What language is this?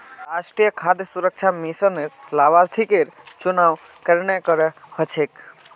Magahi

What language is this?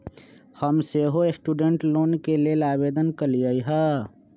Magahi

